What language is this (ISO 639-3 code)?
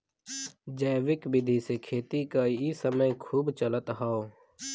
bho